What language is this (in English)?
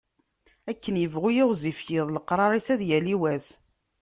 Kabyle